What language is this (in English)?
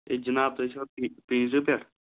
Kashmiri